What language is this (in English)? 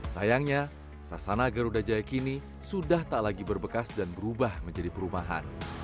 Indonesian